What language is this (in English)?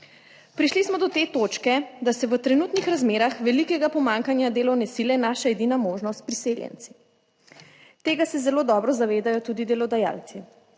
Slovenian